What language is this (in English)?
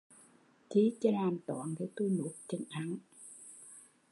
Vietnamese